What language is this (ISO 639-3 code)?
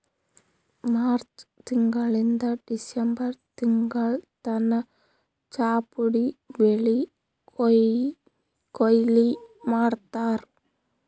kan